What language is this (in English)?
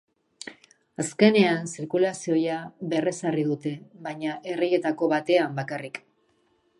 Basque